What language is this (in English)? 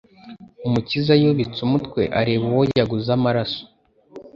Kinyarwanda